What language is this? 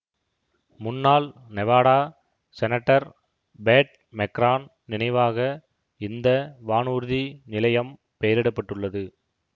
Tamil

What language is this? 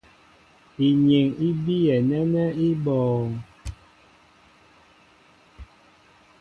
Mbo (Cameroon)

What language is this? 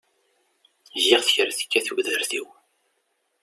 Kabyle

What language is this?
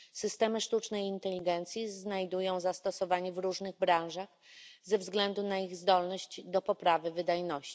Polish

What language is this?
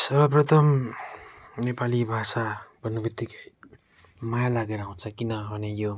Nepali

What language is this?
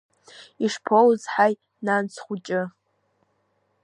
Abkhazian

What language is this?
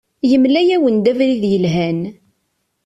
Kabyle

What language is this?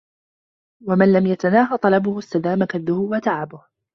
Arabic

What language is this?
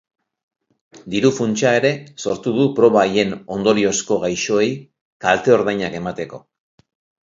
Basque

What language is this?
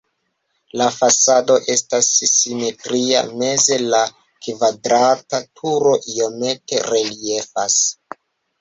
Esperanto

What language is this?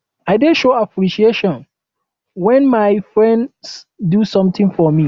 Nigerian Pidgin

